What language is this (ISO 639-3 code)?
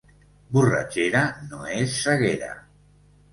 cat